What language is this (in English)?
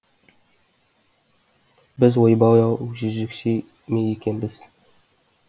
Kazakh